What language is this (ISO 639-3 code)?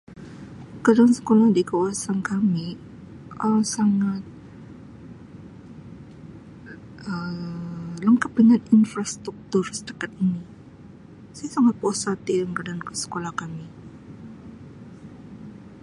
msi